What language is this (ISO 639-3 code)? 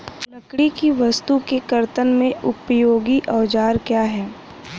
hin